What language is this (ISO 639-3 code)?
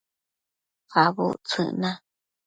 mcf